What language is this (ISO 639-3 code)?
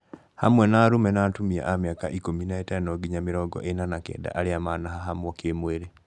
kik